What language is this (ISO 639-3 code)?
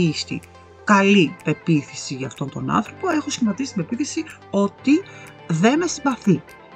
ell